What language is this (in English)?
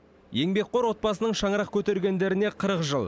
Kazakh